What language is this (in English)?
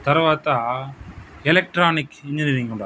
Telugu